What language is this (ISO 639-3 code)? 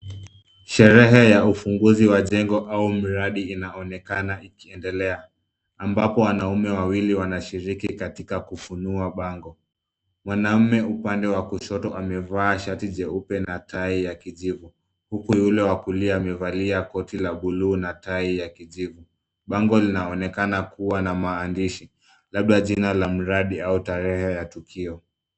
swa